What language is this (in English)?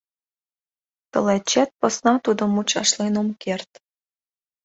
Mari